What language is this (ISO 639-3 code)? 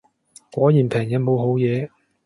yue